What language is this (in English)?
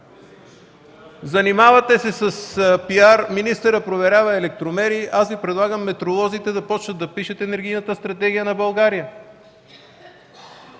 Bulgarian